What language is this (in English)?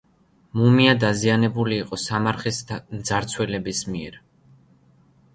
Georgian